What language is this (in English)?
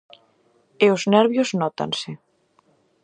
Galician